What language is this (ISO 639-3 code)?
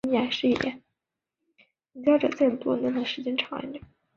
zho